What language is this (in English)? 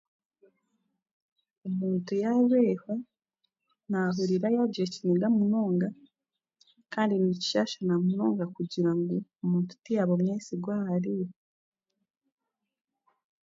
Chiga